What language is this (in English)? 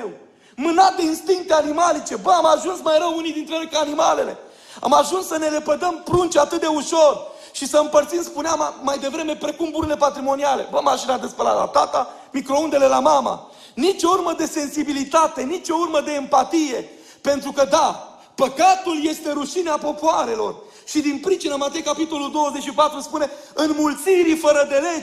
Romanian